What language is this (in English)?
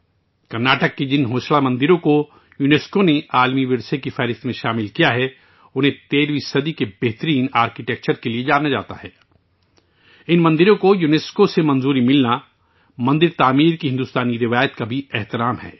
Urdu